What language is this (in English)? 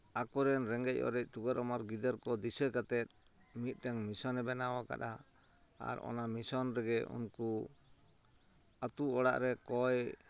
Santali